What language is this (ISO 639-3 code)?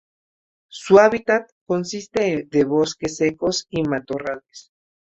spa